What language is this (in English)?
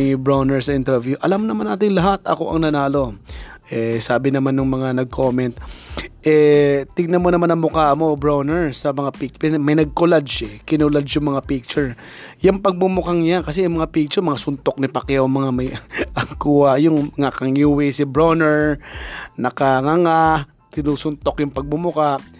Filipino